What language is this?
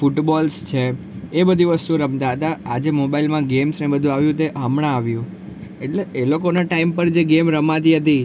Gujarati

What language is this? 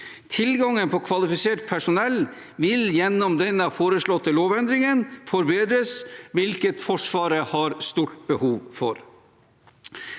Norwegian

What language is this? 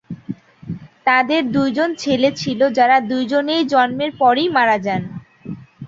Bangla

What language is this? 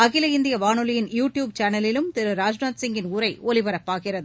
Tamil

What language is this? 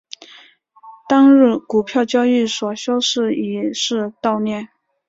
Chinese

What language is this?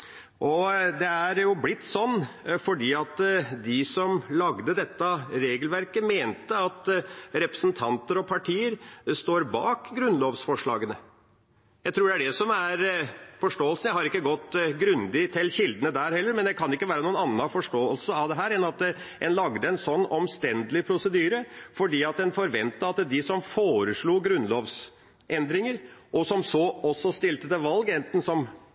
Norwegian Bokmål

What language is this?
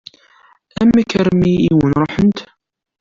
Kabyle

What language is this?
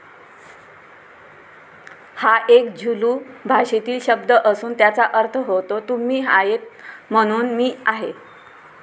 Marathi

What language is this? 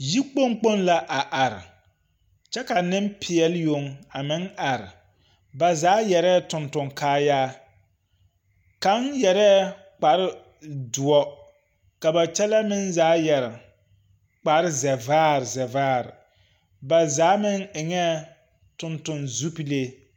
Southern Dagaare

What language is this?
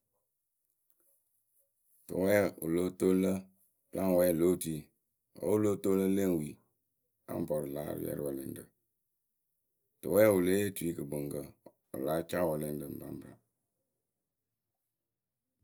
Akebu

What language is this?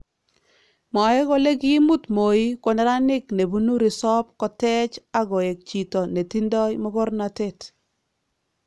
Kalenjin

